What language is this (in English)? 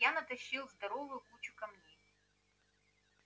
Russian